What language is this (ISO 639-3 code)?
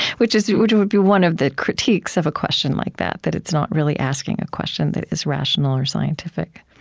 eng